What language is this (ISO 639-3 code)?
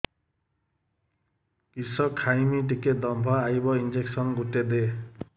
ori